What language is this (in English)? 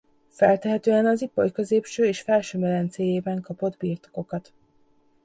Hungarian